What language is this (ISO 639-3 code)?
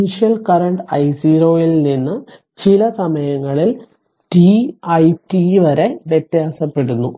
mal